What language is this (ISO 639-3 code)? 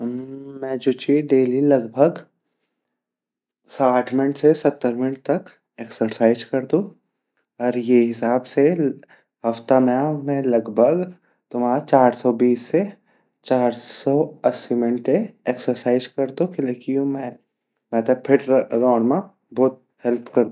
gbm